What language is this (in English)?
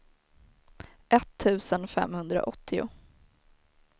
Swedish